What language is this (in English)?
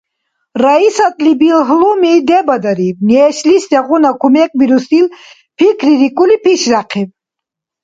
Dargwa